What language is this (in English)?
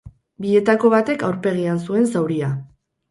Basque